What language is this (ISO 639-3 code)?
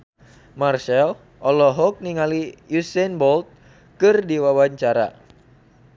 sun